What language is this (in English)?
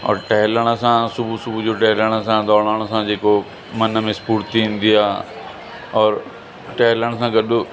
Sindhi